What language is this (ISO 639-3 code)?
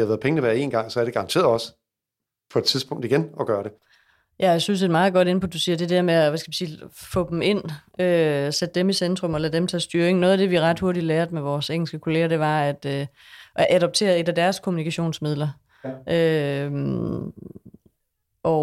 dan